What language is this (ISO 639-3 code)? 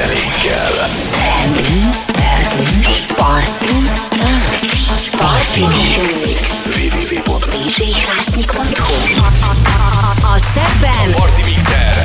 hun